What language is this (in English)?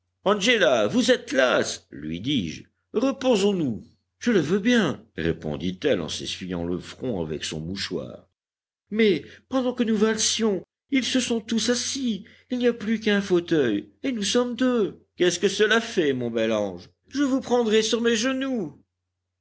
French